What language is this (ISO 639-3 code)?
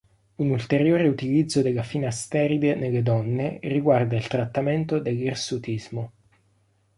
ita